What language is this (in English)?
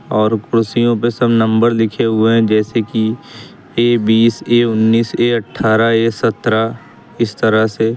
Hindi